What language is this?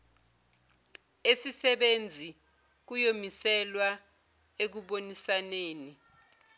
Zulu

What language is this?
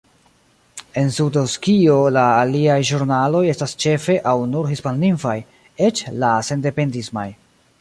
Esperanto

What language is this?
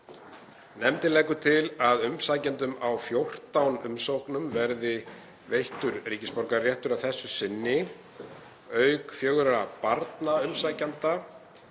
Icelandic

